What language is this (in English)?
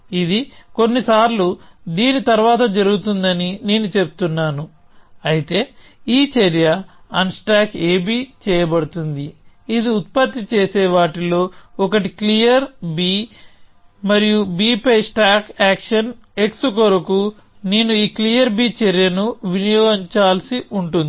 Telugu